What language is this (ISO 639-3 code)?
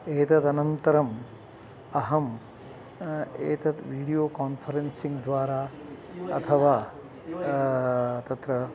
san